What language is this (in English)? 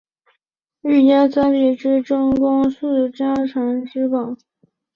Chinese